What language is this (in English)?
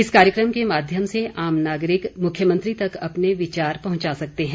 Hindi